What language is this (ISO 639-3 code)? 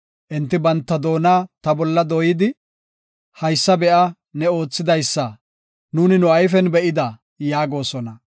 gof